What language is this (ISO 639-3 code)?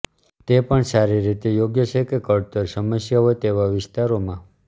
guj